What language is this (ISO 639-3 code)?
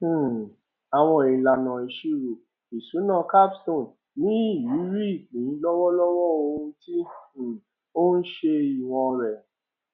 yor